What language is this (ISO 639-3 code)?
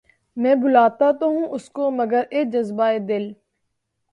urd